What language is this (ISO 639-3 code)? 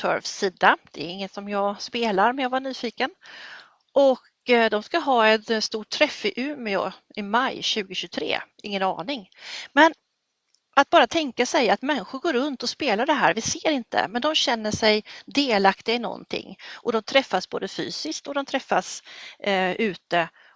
swe